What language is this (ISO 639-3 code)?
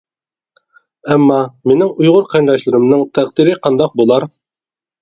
uig